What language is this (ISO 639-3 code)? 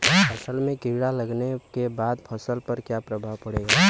bho